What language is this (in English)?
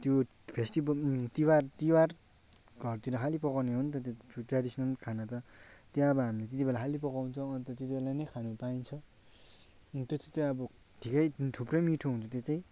Nepali